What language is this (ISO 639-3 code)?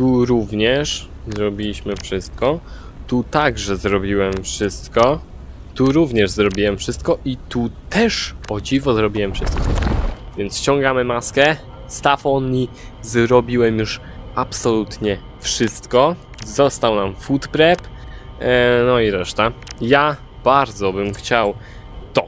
pol